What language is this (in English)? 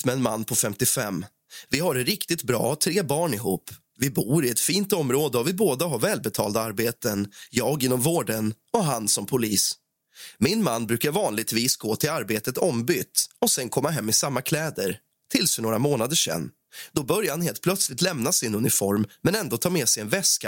Swedish